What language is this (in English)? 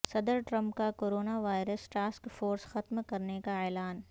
Urdu